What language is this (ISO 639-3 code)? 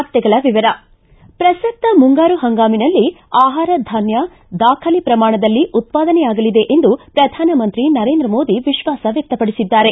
kan